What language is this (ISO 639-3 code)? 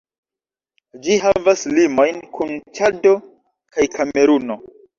epo